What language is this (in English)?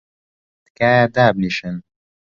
Central Kurdish